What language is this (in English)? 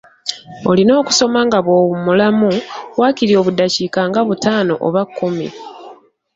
Ganda